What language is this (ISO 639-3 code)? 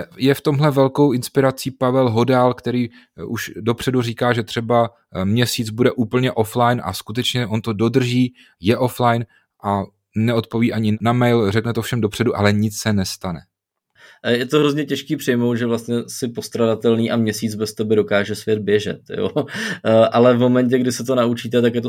ces